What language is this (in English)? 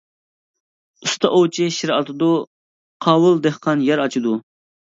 Uyghur